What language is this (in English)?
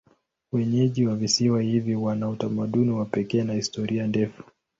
Swahili